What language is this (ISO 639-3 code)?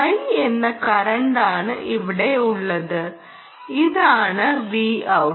mal